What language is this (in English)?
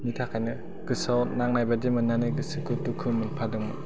Bodo